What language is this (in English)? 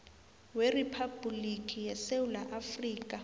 South Ndebele